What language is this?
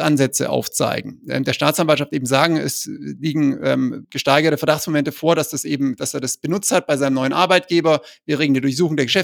German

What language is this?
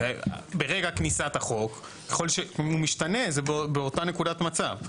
Hebrew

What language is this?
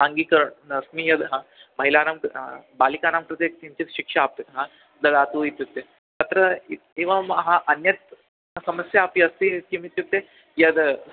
Sanskrit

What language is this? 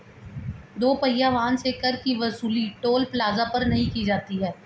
Hindi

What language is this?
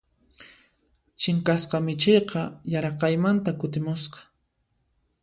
Puno Quechua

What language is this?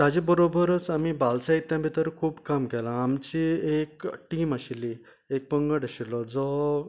Konkani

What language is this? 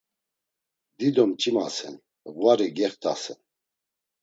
Laz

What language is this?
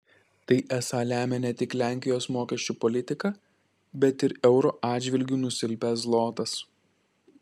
Lithuanian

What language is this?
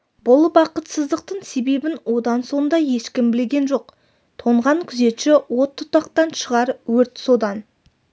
Kazakh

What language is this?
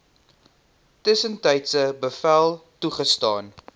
Afrikaans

